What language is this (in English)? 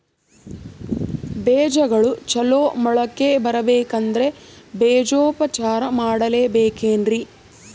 Kannada